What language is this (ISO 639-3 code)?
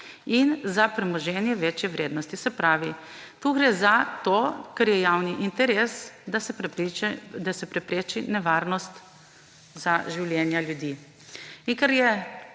slv